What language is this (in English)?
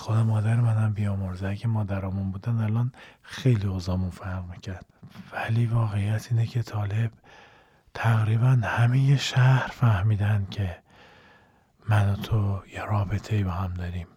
Persian